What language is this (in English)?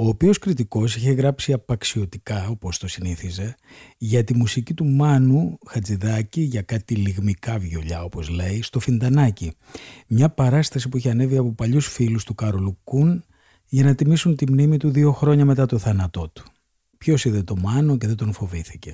Greek